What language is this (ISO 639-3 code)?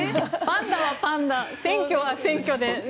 jpn